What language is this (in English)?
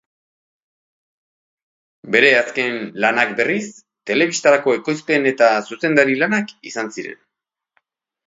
Basque